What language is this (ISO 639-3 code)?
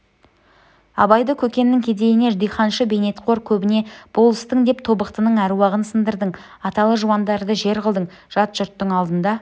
kaz